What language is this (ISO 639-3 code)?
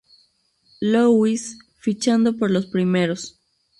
spa